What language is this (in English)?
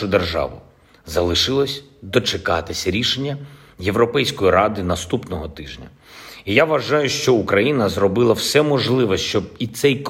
Ukrainian